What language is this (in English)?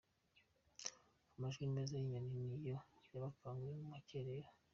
Kinyarwanda